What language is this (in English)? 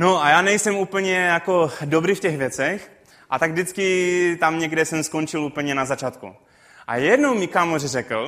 Czech